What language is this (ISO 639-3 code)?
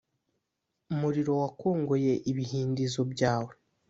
kin